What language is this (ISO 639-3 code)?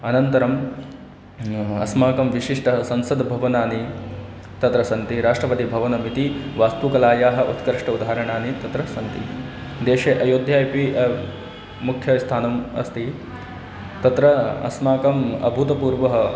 san